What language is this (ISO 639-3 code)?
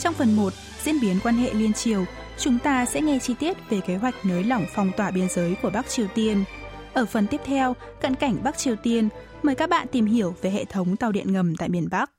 vie